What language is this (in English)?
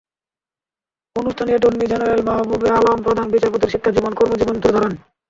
Bangla